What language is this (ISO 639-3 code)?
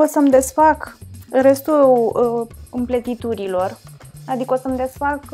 ron